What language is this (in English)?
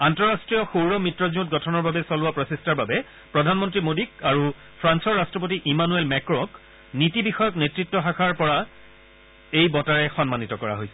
Assamese